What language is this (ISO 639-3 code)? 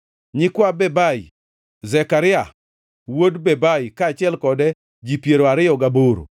luo